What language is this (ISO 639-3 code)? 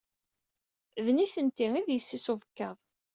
kab